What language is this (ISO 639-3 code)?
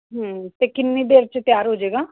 pan